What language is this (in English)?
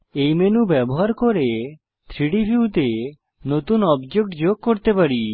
Bangla